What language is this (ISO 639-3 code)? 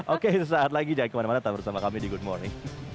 ind